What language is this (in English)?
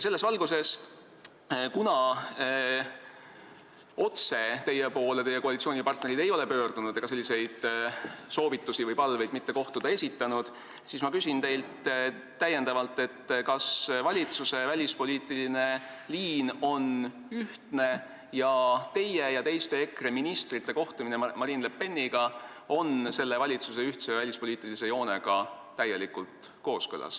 Estonian